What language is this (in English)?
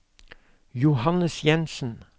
Norwegian